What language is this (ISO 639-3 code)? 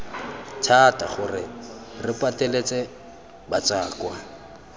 tsn